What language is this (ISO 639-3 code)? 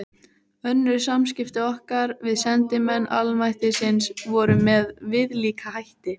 isl